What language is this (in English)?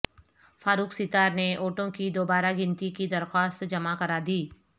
Urdu